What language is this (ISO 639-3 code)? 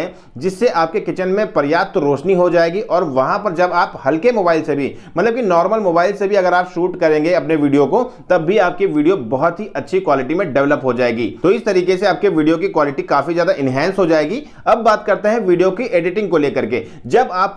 hin